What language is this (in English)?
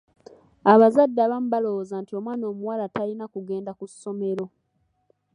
Ganda